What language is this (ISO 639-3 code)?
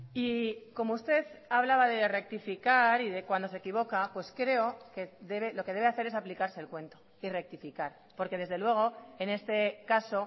spa